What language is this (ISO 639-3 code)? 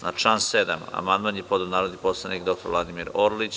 srp